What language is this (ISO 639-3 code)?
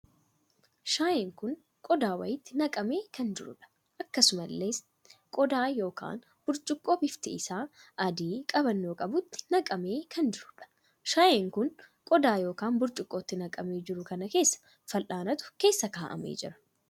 orm